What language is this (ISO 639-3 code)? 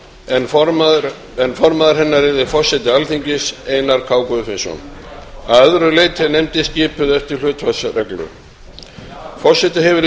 isl